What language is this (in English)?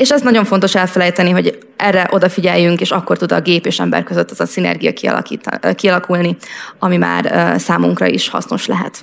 Hungarian